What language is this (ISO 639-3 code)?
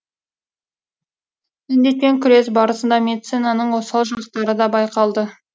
kaz